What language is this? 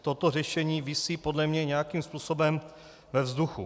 Czech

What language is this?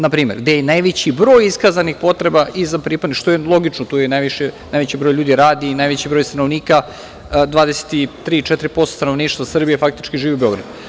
Serbian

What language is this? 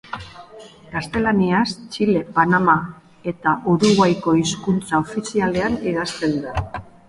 Basque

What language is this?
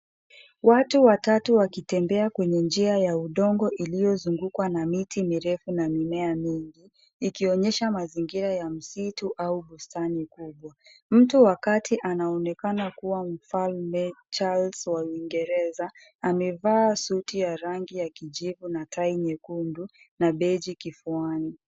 Swahili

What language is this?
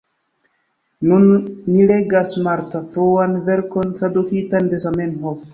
Esperanto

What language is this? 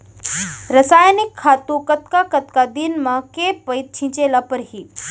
Chhattisgarhi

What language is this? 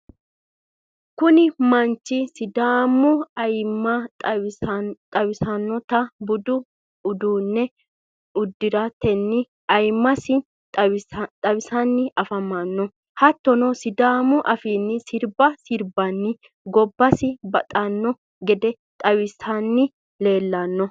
Sidamo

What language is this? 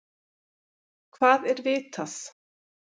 Icelandic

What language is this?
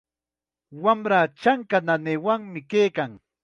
Chiquián Ancash Quechua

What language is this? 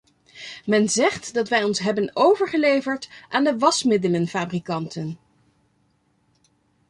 Dutch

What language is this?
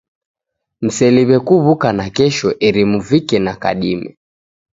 Taita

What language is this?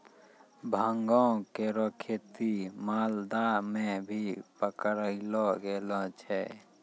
Maithili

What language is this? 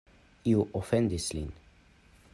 Esperanto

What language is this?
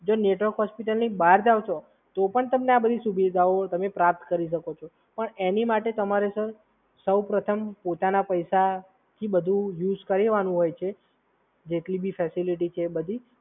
Gujarati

